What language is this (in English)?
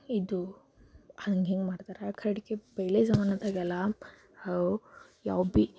Kannada